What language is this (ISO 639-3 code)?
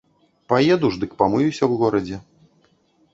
bel